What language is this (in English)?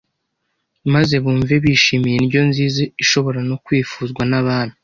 Kinyarwanda